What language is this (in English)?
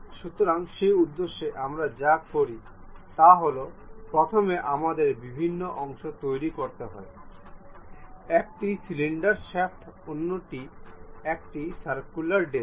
Bangla